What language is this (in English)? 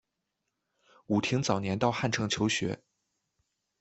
Chinese